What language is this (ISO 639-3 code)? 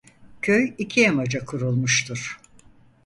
tur